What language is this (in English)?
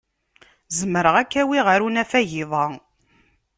Kabyle